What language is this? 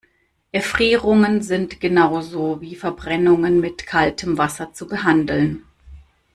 German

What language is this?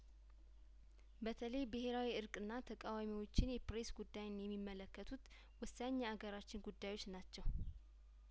Amharic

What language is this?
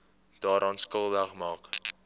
Afrikaans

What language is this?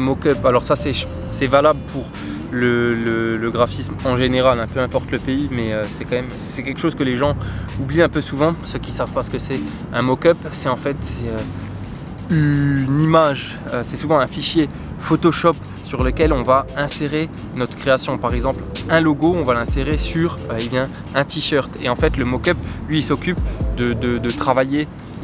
French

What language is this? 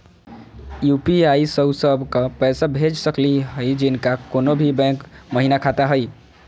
Magahi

